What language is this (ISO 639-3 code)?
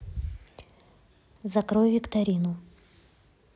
rus